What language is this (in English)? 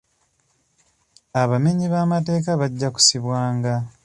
Ganda